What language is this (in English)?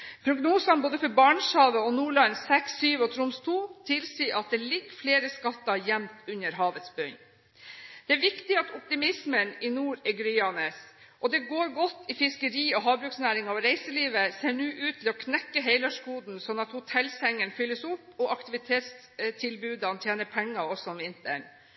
Norwegian Bokmål